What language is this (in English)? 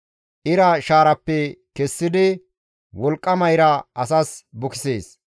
Gamo